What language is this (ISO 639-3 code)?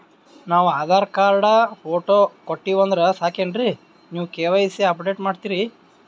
kan